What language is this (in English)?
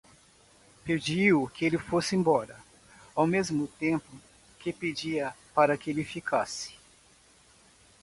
Portuguese